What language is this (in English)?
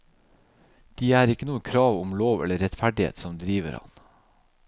Norwegian